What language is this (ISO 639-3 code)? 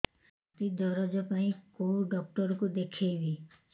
ori